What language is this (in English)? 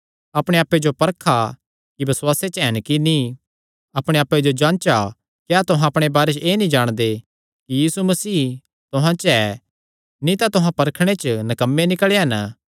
Kangri